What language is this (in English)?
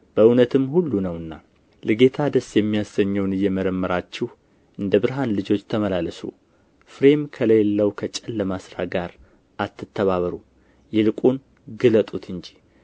Amharic